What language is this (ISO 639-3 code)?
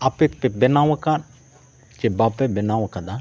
sat